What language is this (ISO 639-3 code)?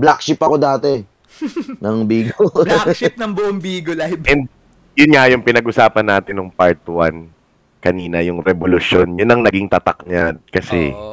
fil